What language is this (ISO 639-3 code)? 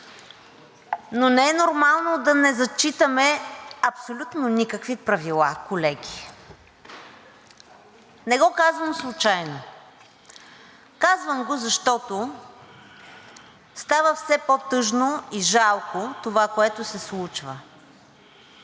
bul